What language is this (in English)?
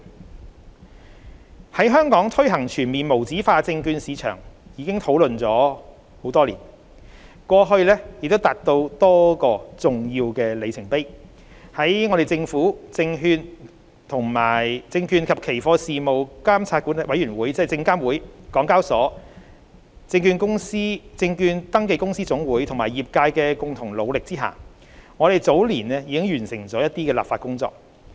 Cantonese